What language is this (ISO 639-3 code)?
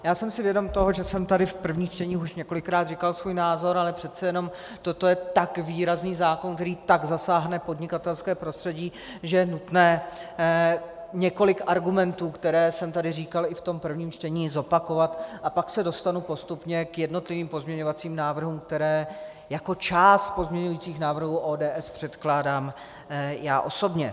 ces